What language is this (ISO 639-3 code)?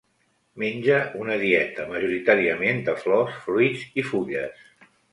cat